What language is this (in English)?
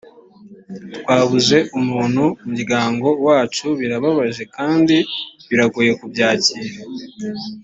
Kinyarwanda